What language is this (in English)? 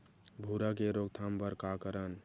Chhattisgarhi